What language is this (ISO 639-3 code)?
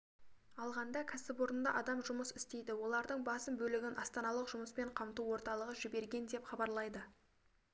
kaz